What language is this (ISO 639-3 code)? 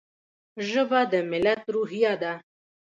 pus